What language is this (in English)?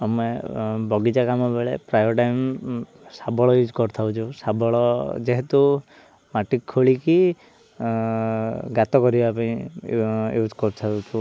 Odia